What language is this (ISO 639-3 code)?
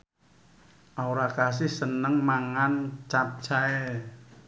jav